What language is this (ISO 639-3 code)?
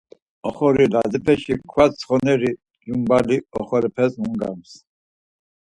lzz